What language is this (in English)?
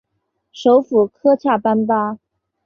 Chinese